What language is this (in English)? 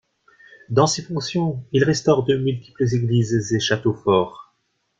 French